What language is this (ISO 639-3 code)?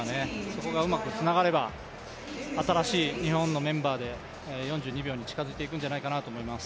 jpn